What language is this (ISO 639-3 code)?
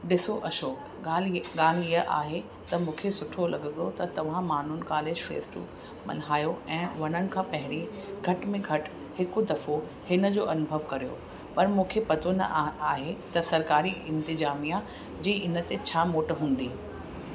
snd